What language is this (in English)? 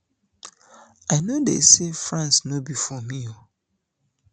Nigerian Pidgin